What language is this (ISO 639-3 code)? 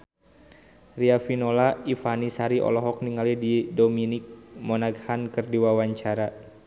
sun